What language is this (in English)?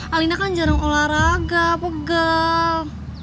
Indonesian